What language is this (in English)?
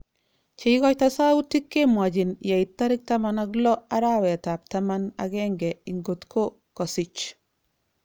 Kalenjin